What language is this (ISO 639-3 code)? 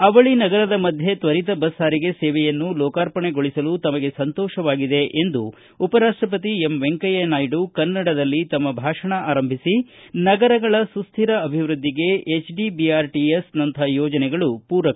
kan